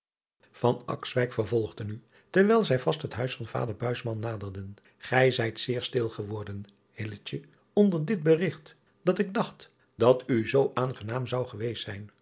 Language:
Dutch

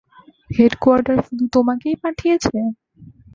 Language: Bangla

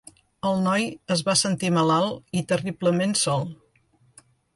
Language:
Catalan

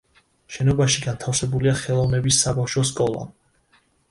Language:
Georgian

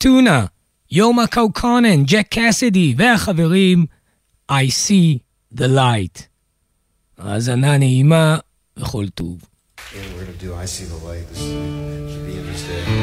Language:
Hebrew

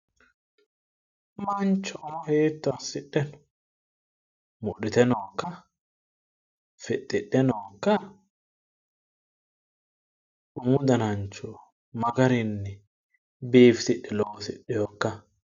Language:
Sidamo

